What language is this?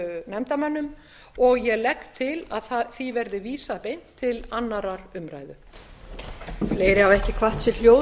Icelandic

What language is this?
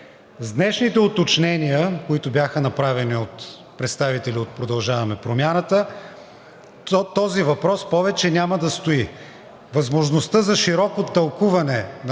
Bulgarian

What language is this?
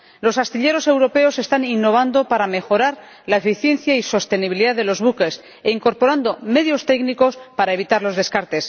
Spanish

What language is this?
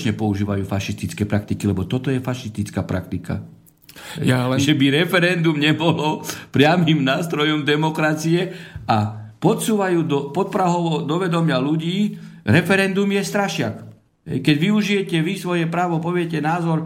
Slovak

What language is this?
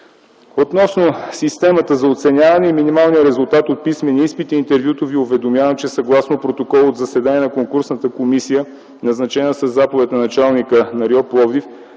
Bulgarian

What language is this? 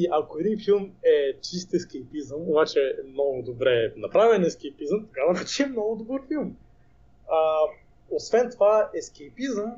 Bulgarian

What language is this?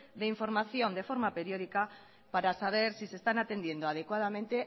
Spanish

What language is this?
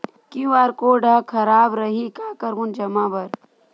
Chhattisgarhi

